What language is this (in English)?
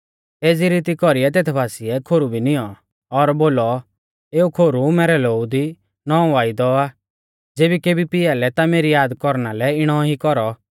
Mahasu Pahari